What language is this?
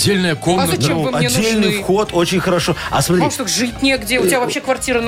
Russian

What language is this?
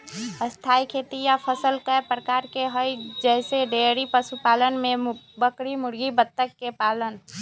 Magahi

